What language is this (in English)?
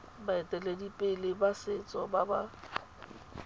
Tswana